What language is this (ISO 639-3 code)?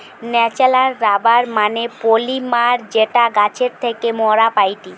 ben